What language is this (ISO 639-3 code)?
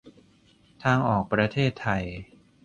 tha